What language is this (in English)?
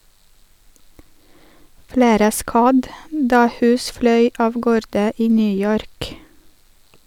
Norwegian